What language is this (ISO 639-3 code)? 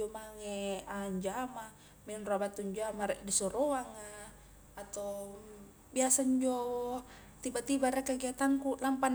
kjk